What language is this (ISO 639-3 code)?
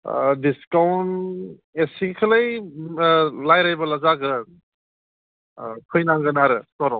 brx